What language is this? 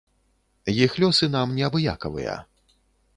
Belarusian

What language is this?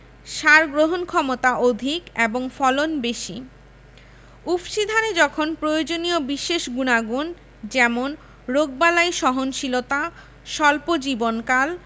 Bangla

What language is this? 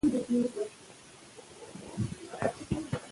Pashto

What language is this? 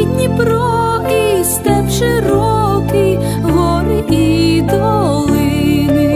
Ukrainian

